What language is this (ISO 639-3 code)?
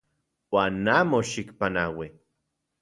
ncx